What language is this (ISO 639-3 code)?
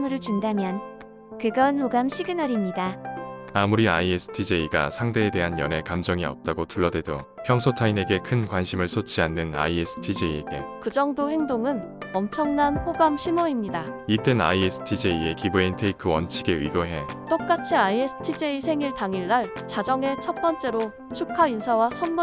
kor